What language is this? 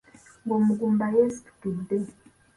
Ganda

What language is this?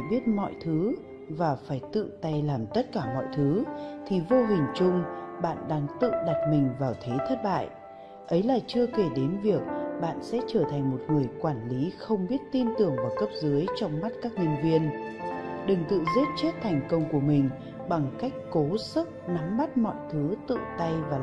Vietnamese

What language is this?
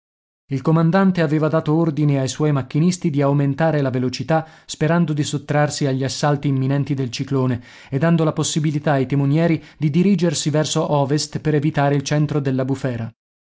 Italian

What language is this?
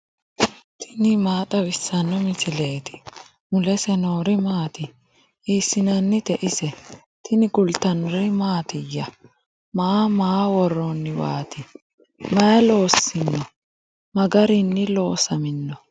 Sidamo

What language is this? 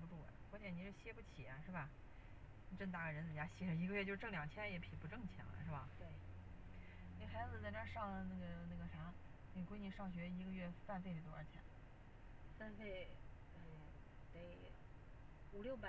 Chinese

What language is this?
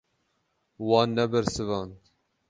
Kurdish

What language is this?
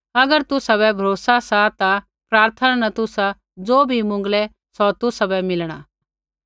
Kullu Pahari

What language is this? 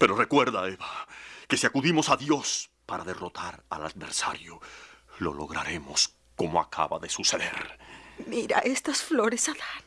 Spanish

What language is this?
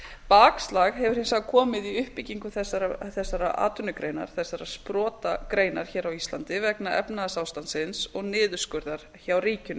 Icelandic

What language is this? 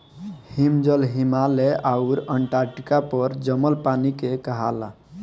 Bhojpuri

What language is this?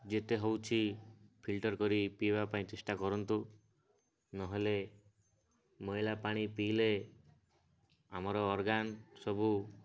Odia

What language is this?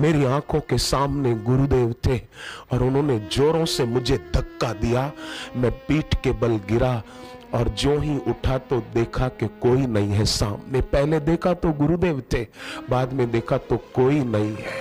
Hindi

